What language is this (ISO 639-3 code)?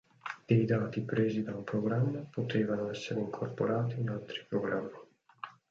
ita